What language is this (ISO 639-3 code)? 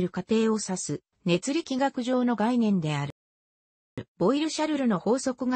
jpn